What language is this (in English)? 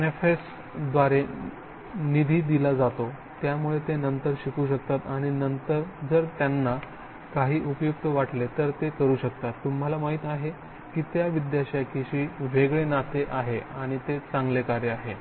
Marathi